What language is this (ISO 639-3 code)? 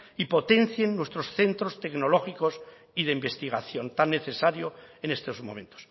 spa